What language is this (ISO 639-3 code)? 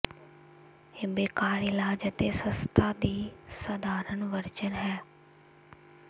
pan